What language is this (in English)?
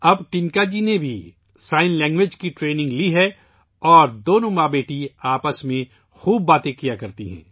Urdu